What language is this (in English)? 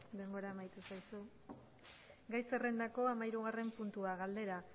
Basque